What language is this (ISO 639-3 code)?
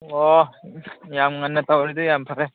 mni